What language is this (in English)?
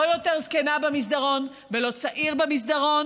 Hebrew